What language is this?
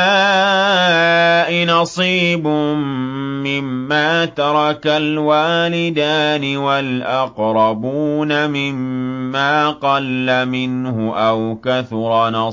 Arabic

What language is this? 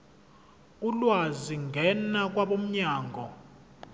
Zulu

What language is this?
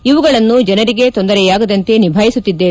Kannada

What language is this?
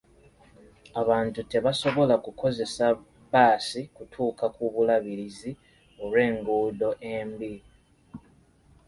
Ganda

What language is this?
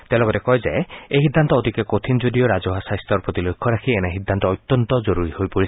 Assamese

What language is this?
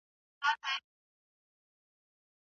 Pashto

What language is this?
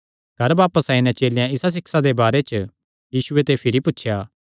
Kangri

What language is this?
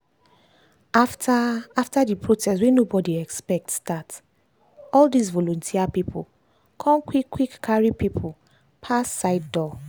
Nigerian Pidgin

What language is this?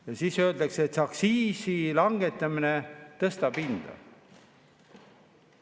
Estonian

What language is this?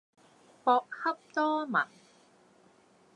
Cantonese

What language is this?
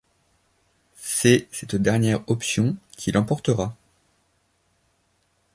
French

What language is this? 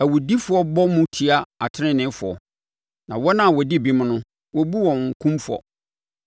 Akan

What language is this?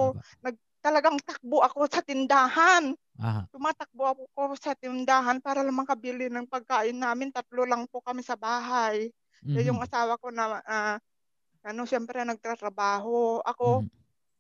Filipino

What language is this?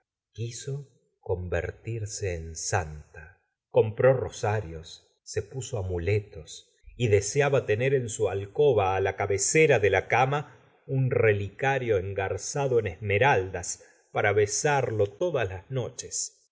Spanish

